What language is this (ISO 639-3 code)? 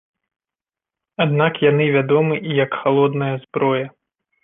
bel